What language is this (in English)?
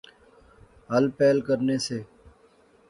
Pahari-Potwari